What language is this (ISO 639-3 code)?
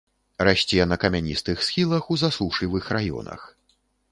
bel